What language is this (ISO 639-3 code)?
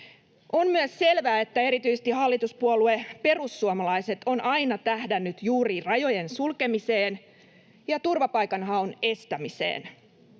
fin